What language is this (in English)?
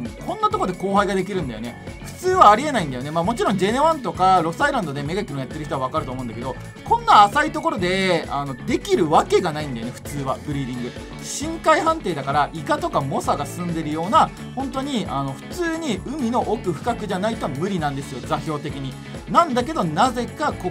Japanese